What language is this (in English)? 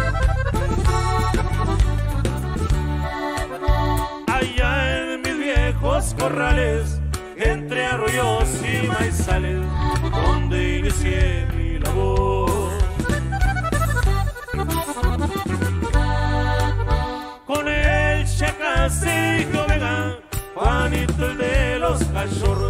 Spanish